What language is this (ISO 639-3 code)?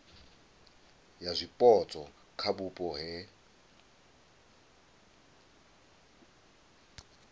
ven